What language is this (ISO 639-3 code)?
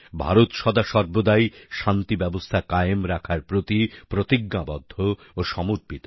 ben